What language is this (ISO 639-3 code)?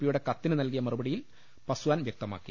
mal